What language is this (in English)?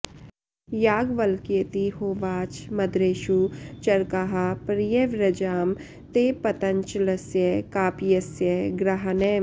Sanskrit